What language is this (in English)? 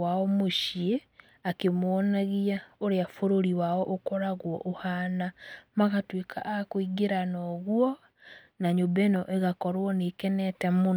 Kikuyu